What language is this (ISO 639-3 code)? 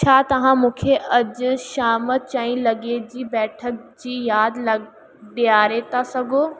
snd